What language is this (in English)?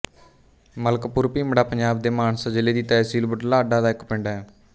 Punjabi